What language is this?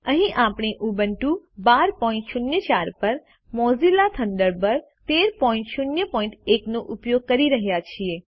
Gujarati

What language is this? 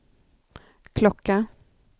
Swedish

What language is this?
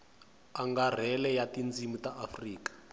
Tsonga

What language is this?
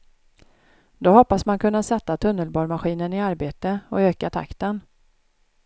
Swedish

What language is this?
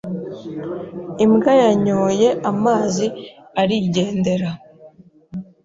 Kinyarwanda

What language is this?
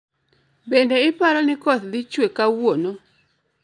Luo (Kenya and Tanzania)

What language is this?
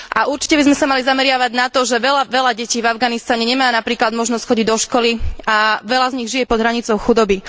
Slovak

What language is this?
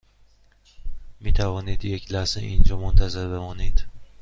Persian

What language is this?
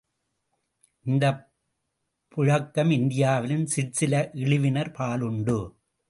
Tamil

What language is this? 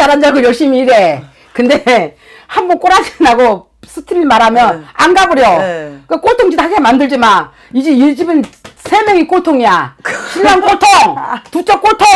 Korean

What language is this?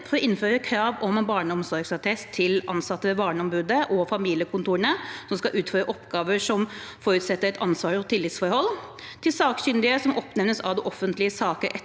Norwegian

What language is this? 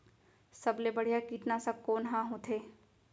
Chhattisgarhi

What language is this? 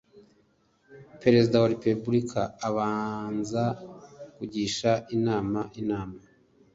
Kinyarwanda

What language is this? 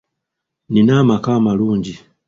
Ganda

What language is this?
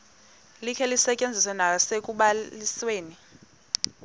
Xhosa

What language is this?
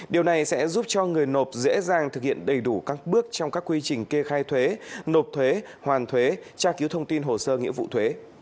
Vietnamese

